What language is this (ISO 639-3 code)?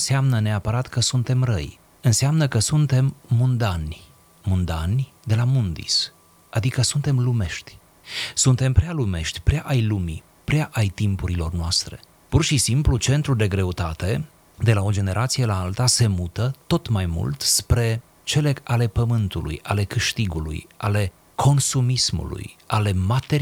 ron